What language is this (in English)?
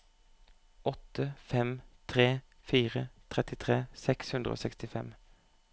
Norwegian